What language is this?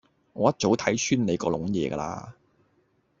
Cantonese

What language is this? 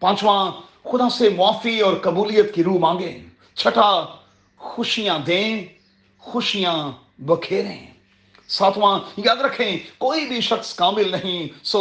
Urdu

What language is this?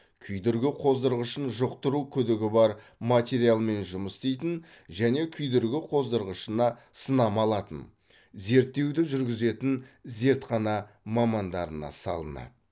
Kazakh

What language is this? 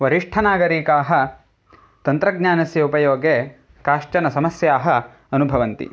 Sanskrit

